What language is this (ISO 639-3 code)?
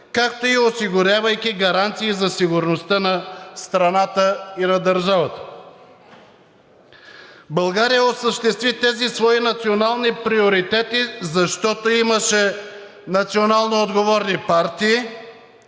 bul